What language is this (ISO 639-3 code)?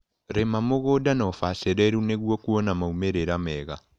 kik